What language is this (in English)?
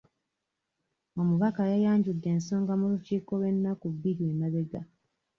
Ganda